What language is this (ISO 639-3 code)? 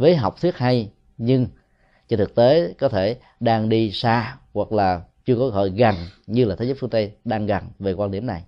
vie